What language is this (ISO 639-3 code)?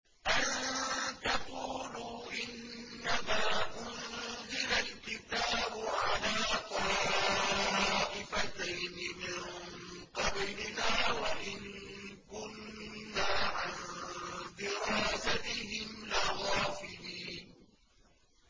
ara